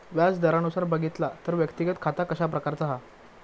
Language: Marathi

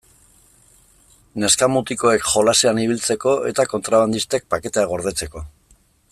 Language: Basque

